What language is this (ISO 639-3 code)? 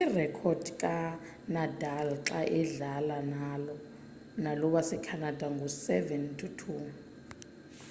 xho